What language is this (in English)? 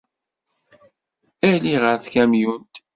Kabyle